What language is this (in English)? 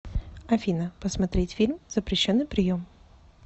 Russian